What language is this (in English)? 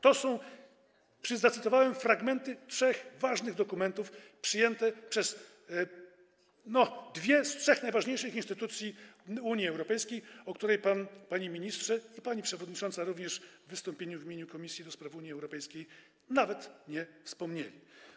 Polish